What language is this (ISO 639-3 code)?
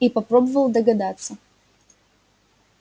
rus